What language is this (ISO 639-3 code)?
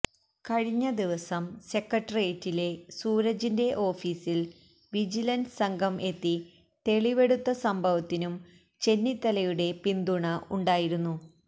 mal